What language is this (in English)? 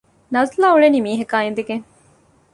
Divehi